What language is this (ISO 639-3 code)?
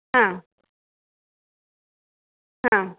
san